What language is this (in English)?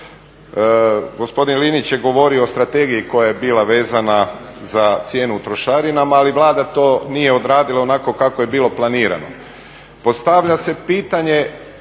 Croatian